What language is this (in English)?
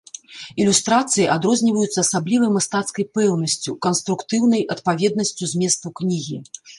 Belarusian